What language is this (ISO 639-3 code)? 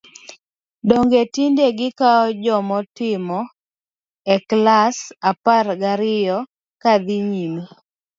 luo